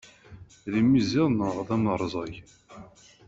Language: Kabyle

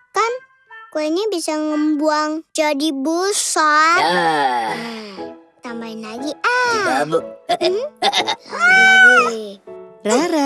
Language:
Indonesian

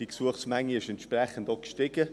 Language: Swiss German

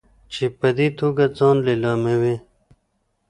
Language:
Pashto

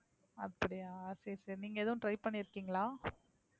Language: Tamil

